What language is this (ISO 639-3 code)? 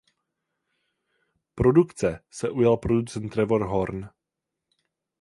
ces